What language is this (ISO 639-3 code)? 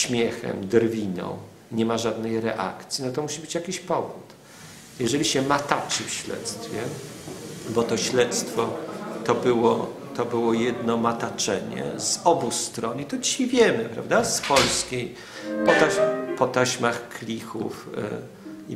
pol